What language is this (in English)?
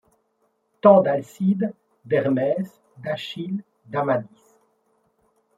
French